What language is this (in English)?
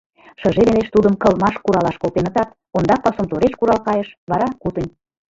Mari